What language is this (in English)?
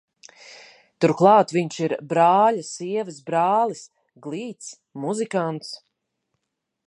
Latvian